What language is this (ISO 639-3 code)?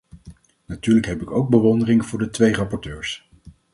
nld